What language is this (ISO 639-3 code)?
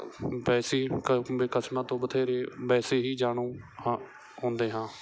pan